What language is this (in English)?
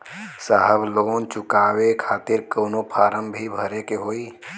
Bhojpuri